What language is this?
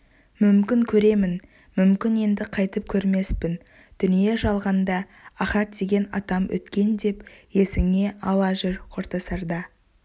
Kazakh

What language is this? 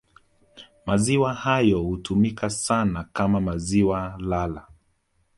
Swahili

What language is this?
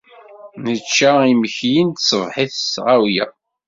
Kabyle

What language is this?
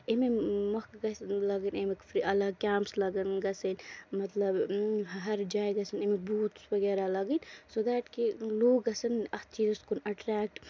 Kashmiri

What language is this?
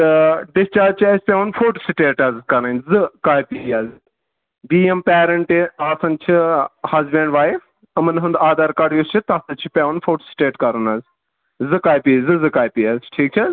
Kashmiri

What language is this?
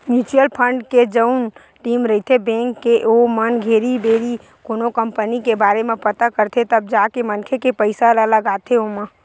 Chhattisgarhi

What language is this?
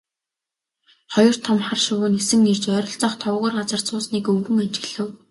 Mongolian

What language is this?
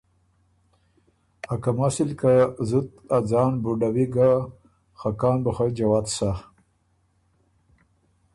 Ormuri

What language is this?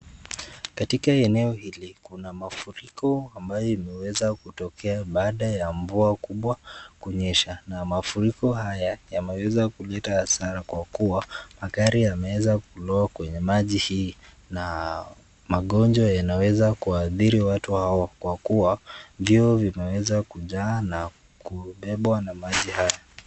Swahili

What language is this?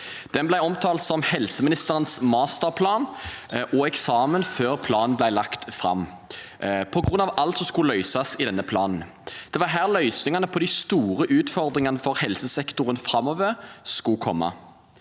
Norwegian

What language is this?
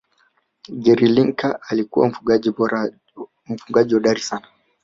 Swahili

